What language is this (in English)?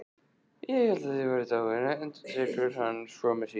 Icelandic